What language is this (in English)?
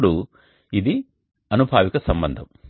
Telugu